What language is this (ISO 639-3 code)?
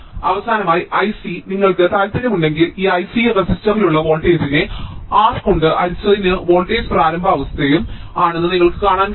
mal